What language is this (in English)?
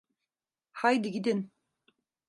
Turkish